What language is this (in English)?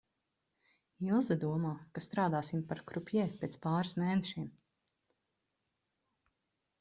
Latvian